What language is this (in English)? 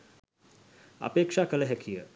Sinhala